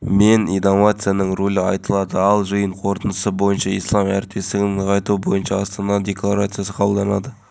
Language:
Kazakh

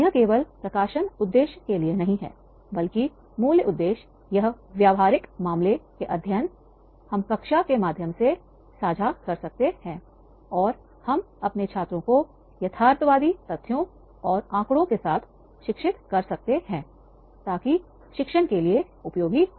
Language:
Hindi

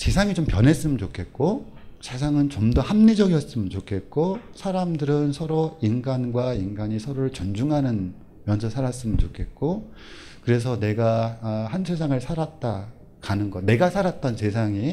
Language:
Korean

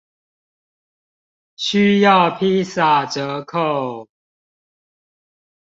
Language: Chinese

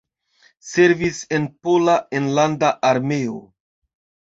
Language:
Esperanto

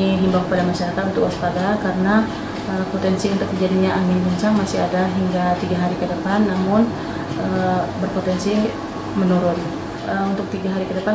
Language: Indonesian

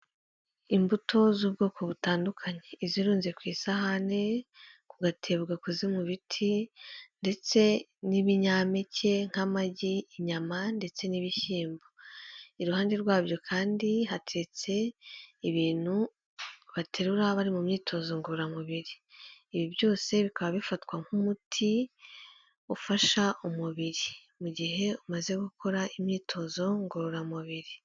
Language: Kinyarwanda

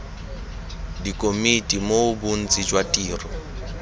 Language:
Tswana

